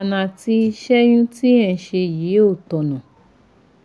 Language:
Yoruba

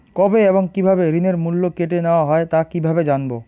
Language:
Bangla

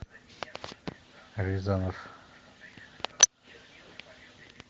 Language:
Russian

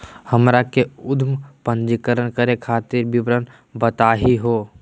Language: Magahi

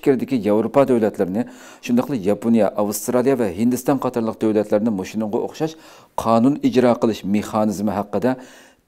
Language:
Turkish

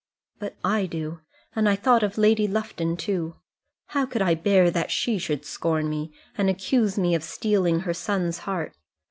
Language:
English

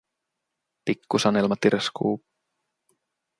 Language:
Finnish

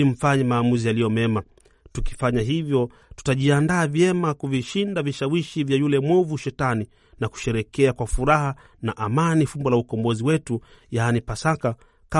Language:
Swahili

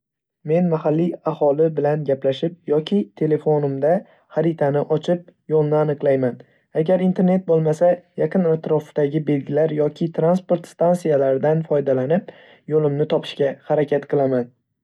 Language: Uzbek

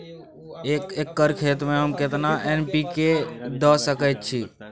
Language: Maithili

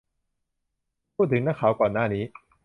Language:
Thai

